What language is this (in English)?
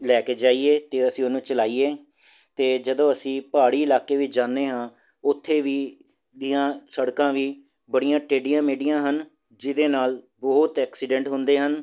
Punjabi